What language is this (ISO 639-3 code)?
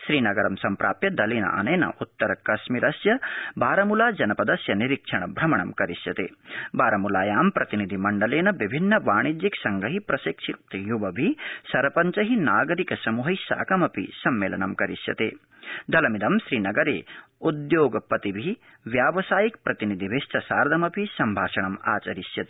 san